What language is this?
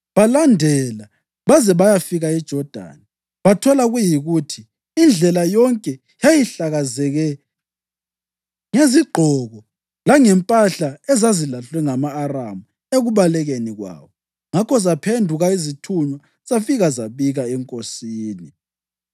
North Ndebele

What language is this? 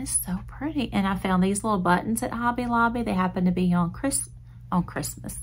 English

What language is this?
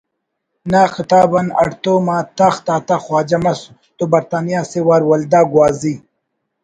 Brahui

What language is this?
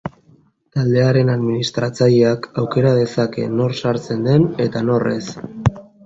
Basque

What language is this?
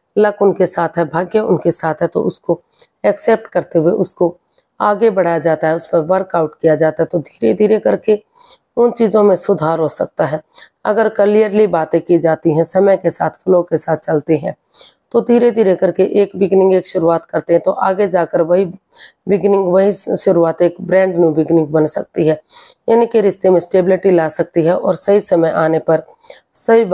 Hindi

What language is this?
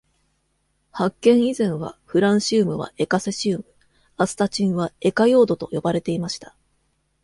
Japanese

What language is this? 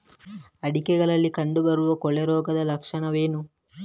Kannada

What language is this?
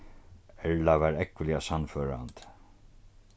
Faroese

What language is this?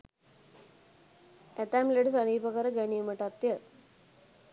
Sinhala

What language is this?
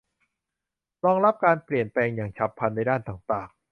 Thai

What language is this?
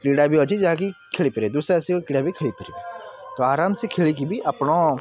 Odia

